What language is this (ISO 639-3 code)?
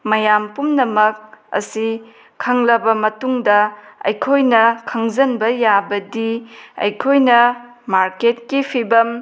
mni